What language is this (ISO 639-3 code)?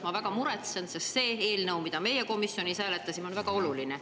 est